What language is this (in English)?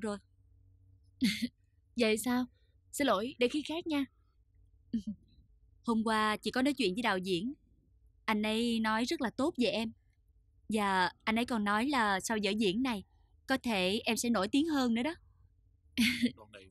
Vietnamese